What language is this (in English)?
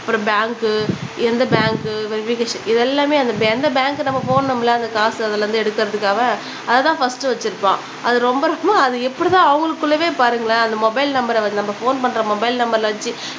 Tamil